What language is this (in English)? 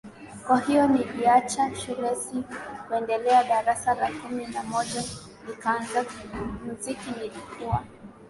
Swahili